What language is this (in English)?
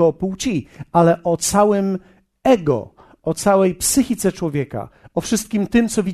Polish